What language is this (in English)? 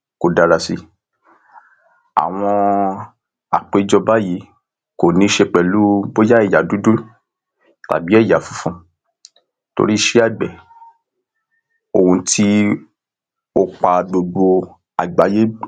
Yoruba